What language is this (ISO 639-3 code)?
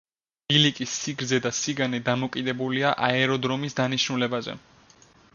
kat